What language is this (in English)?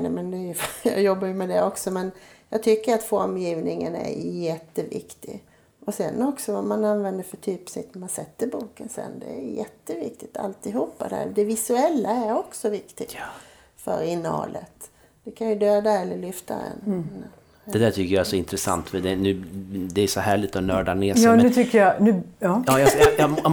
Swedish